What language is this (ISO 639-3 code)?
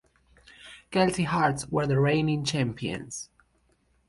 eng